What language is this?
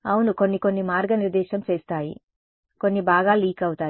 Telugu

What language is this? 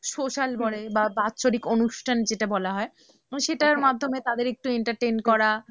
Bangla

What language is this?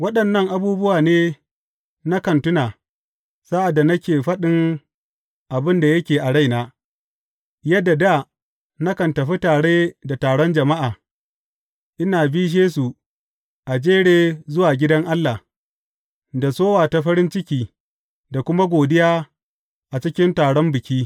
Hausa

